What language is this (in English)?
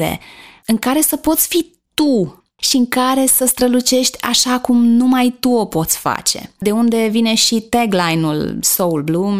Romanian